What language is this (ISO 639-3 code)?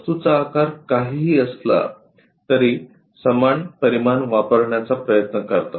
mar